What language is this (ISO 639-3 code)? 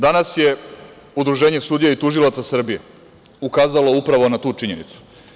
srp